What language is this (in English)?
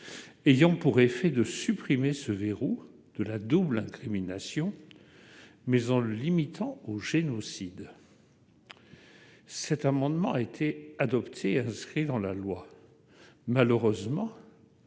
French